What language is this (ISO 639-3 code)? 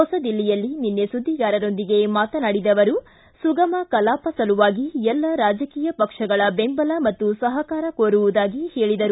kan